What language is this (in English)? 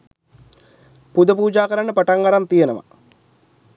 Sinhala